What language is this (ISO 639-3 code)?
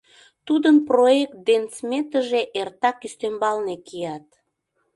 chm